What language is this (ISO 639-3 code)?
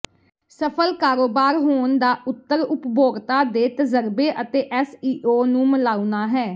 pan